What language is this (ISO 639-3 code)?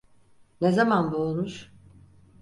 tur